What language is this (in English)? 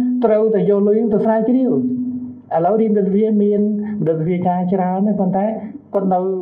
Thai